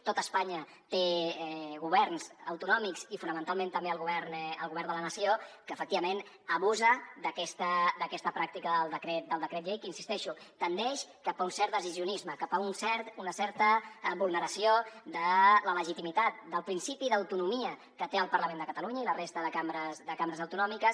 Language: Catalan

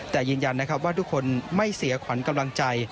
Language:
Thai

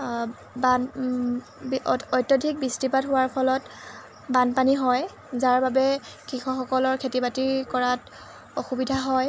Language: Assamese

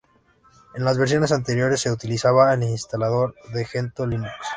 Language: Spanish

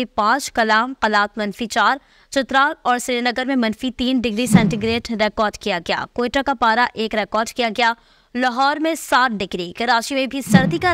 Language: Hindi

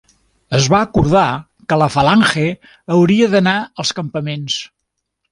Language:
Catalan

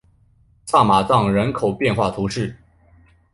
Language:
Chinese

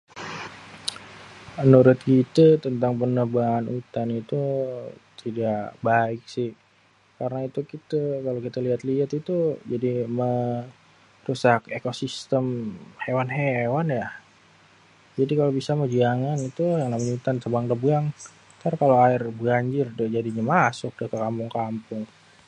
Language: Betawi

